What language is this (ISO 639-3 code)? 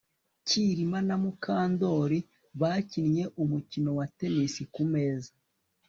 kin